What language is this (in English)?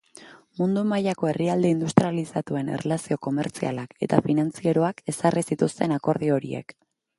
Basque